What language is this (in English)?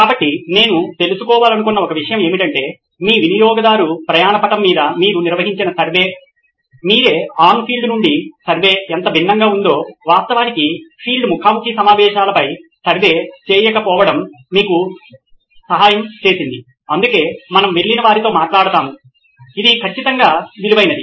Telugu